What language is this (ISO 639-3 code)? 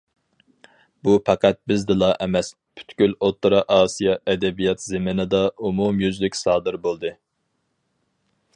uig